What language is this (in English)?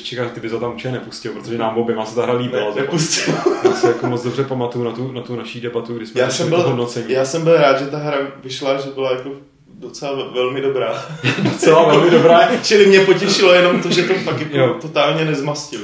Czech